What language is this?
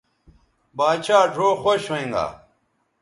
Bateri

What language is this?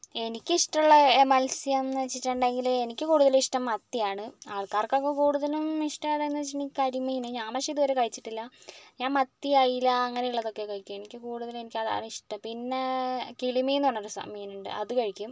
Malayalam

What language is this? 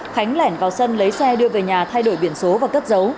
Vietnamese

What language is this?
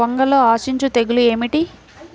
Telugu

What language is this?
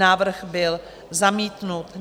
Czech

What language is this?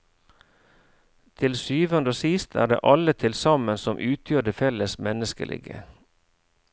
Norwegian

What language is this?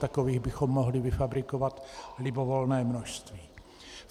Czech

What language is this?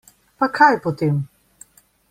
Slovenian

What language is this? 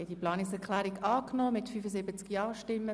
Swiss German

